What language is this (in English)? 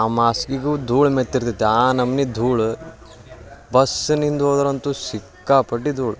Kannada